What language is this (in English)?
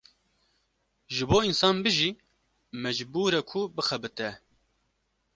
Kurdish